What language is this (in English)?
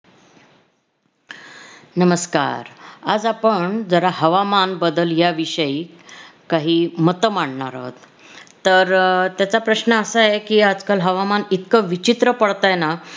Marathi